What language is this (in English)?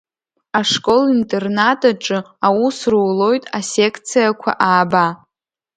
Abkhazian